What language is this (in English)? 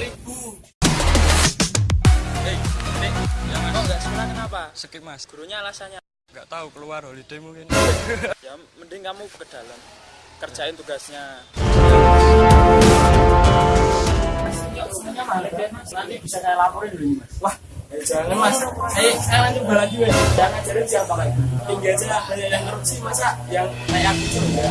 Indonesian